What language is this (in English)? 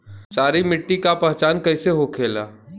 Bhojpuri